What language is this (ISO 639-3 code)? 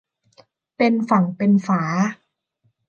tha